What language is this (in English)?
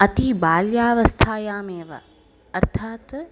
Sanskrit